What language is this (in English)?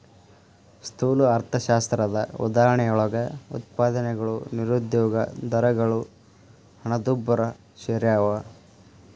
Kannada